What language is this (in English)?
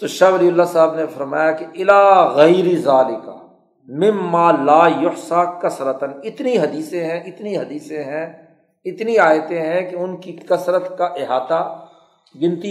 Urdu